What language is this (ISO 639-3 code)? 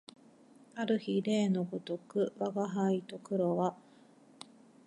jpn